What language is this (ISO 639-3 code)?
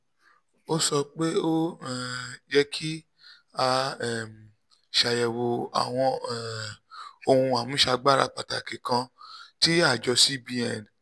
yor